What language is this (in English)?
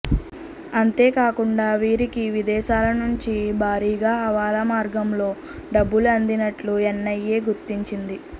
Telugu